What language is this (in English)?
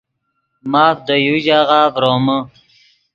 Yidgha